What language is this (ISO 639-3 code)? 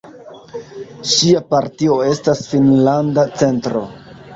epo